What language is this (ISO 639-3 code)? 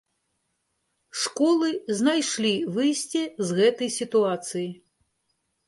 bel